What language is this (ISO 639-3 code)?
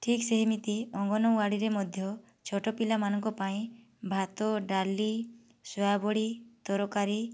ori